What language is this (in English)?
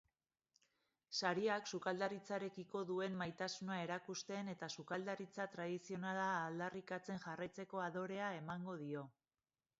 Basque